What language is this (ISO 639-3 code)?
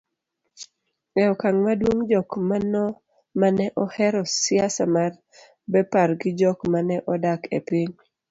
luo